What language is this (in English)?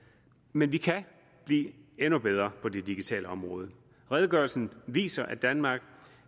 Danish